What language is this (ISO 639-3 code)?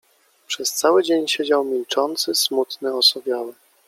pol